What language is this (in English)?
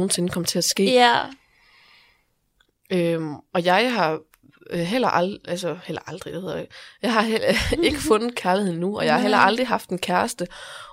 Danish